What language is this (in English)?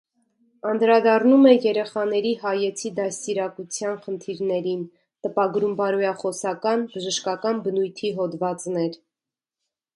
Armenian